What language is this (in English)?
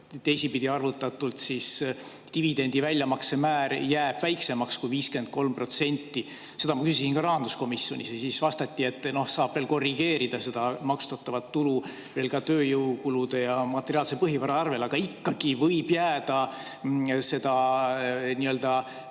Estonian